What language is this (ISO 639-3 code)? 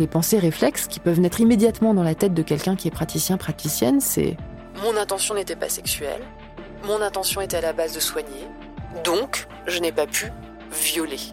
fra